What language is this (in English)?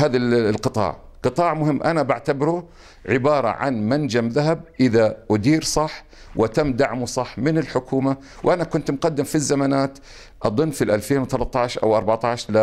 Arabic